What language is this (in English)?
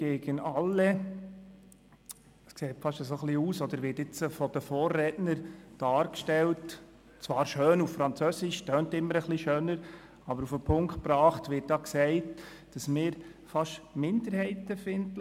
Swiss German